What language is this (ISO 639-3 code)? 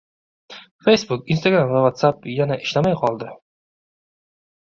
uzb